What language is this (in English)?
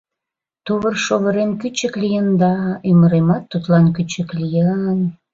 Mari